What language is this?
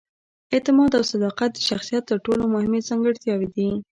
Pashto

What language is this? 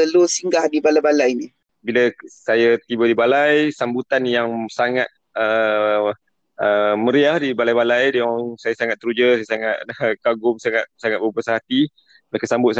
Malay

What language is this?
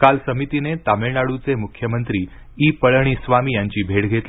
Marathi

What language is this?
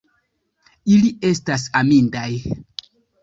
Esperanto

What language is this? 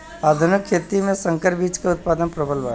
Bhojpuri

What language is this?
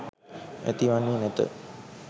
Sinhala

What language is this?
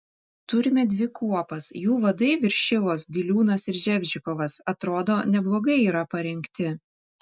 Lithuanian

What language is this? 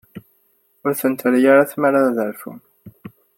Kabyle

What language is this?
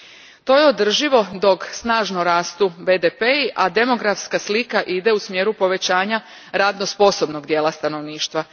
Croatian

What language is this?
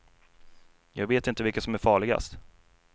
Swedish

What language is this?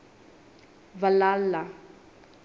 Southern Sotho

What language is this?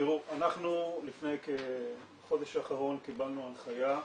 Hebrew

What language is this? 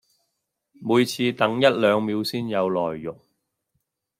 Cantonese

